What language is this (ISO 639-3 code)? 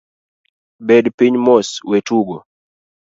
luo